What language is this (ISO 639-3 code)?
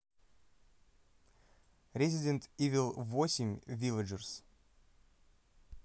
rus